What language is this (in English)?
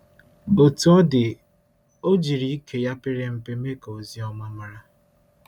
Igbo